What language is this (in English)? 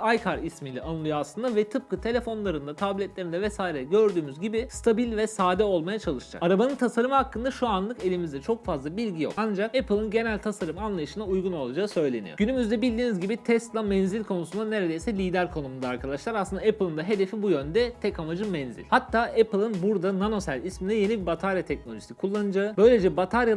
Turkish